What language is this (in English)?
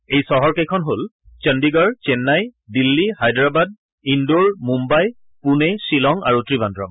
Assamese